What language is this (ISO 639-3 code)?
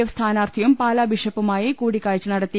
mal